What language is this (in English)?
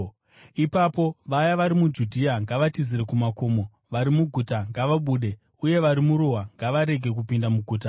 Shona